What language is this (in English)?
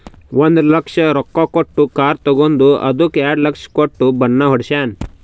Kannada